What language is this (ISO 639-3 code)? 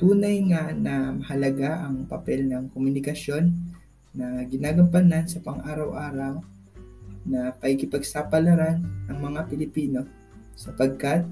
fil